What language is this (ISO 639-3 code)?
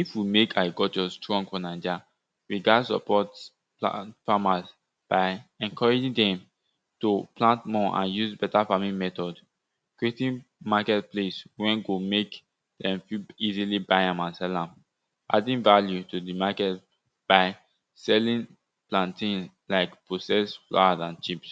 pcm